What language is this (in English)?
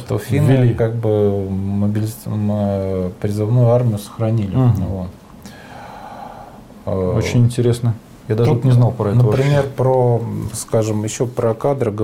Russian